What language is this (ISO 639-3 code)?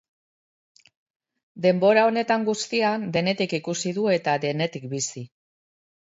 eus